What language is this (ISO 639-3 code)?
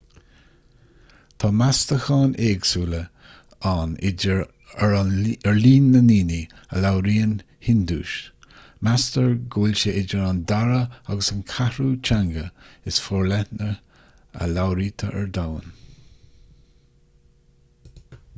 gle